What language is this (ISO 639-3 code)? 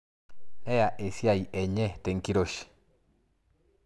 mas